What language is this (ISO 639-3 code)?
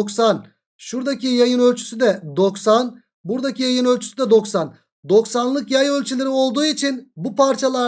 tur